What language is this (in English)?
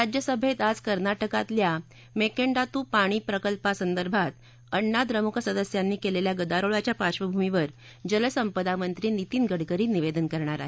Marathi